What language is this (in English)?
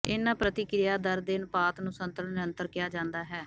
Punjabi